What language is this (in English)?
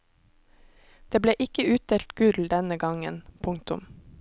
Norwegian